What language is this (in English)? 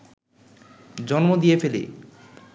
Bangla